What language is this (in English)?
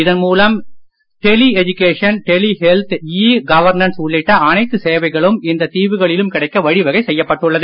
Tamil